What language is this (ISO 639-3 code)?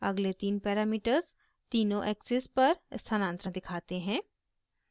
hin